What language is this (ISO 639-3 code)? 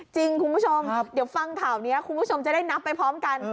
tha